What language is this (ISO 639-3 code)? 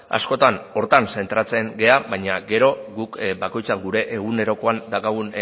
eus